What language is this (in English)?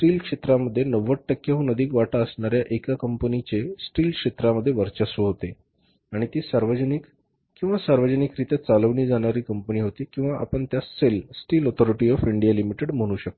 Marathi